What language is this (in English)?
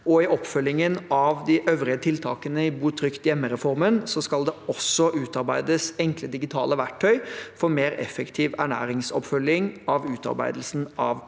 Norwegian